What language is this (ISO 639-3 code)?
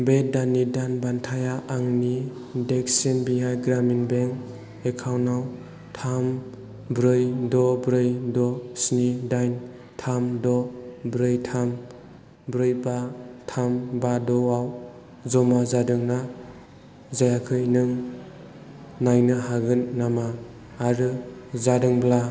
brx